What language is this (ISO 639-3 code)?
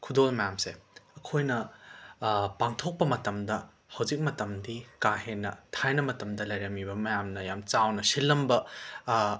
mni